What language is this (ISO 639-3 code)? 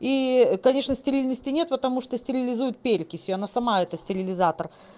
rus